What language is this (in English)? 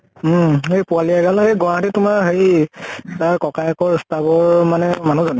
Assamese